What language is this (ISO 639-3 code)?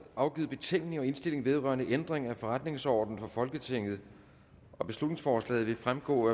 dan